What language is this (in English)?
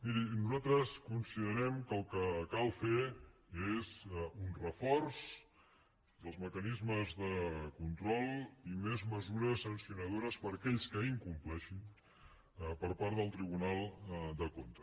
Catalan